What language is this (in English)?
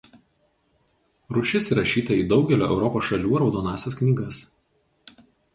Lithuanian